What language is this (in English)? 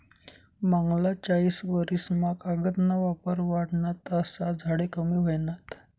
Marathi